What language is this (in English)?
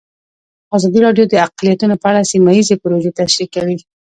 Pashto